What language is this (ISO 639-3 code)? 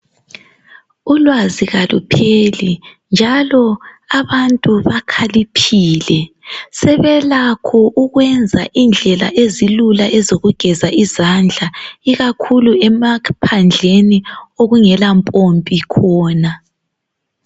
nde